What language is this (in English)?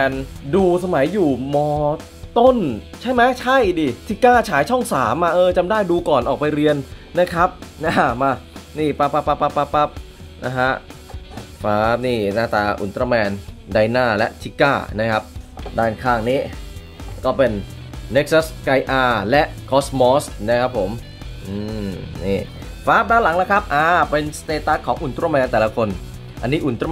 Thai